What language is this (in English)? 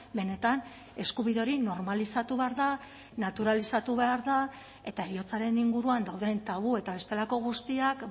Basque